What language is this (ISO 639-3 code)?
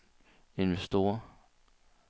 dan